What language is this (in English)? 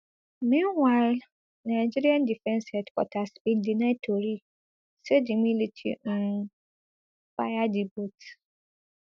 Nigerian Pidgin